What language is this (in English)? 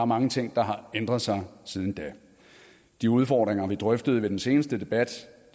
Danish